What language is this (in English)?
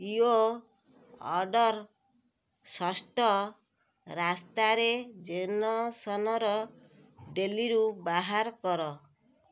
Odia